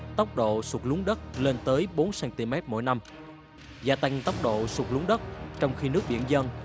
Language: Vietnamese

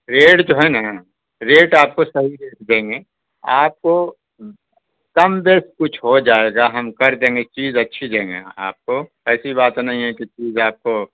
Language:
Urdu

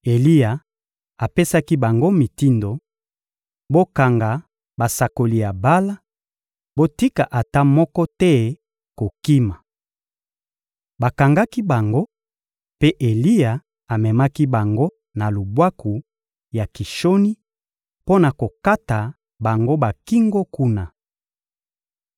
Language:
Lingala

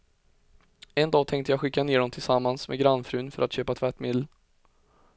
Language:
Swedish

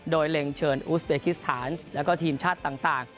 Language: Thai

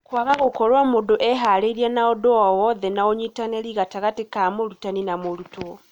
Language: Kikuyu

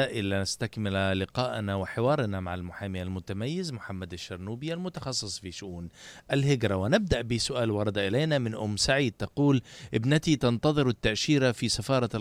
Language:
Arabic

